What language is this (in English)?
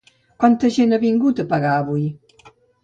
Catalan